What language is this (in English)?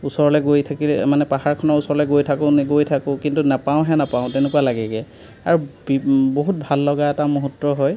Assamese